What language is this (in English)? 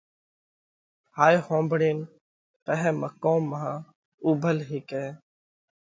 Parkari Koli